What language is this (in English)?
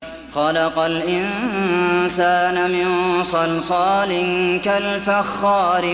Arabic